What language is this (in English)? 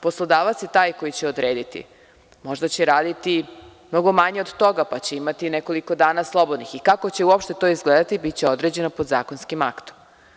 Serbian